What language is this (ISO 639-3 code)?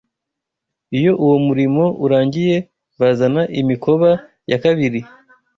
kin